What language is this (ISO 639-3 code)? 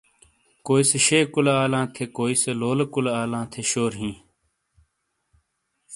scl